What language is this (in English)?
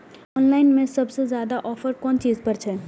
Maithili